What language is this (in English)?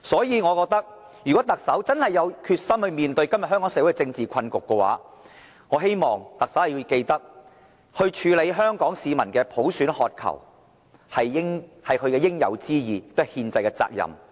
Cantonese